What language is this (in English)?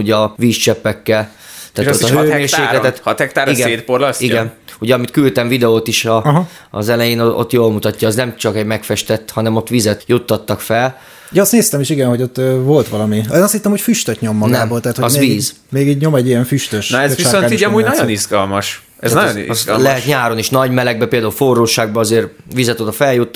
Hungarian